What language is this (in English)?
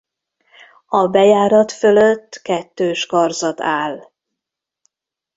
Hungarian